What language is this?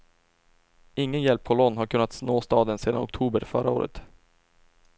Swedish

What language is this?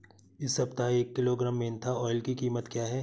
Hindi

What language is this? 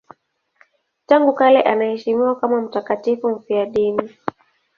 Swahili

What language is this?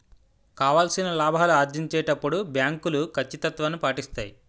Telugu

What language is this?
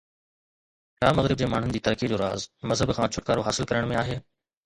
Sindhi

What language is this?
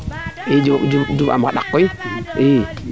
Serer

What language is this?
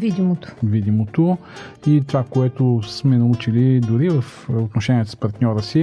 Bulgarian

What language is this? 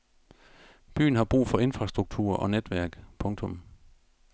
Danish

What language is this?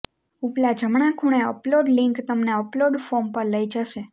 Gujarati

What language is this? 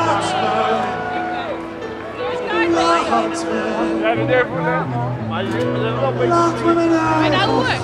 Dutch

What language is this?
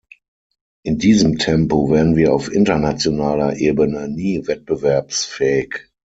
German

